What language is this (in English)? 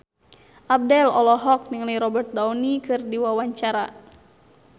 Sundanese